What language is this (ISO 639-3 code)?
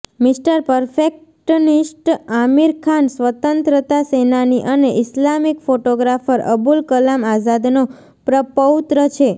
guj